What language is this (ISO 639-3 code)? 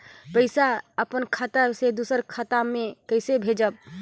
hne